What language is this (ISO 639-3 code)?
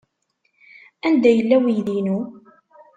kab